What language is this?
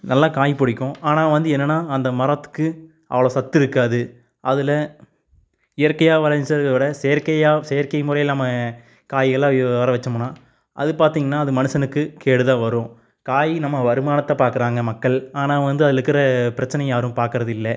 Tamil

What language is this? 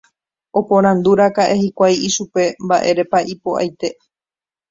Guarani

